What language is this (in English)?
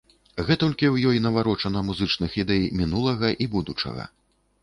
Belarusian